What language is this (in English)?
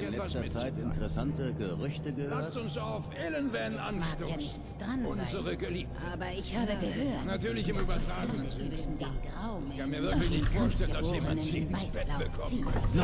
German